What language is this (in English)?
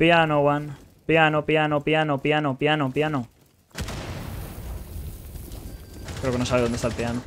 Spanish